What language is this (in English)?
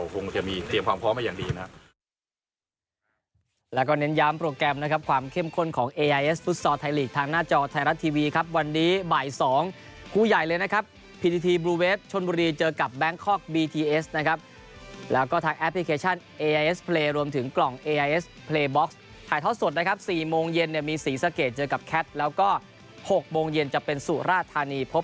Thai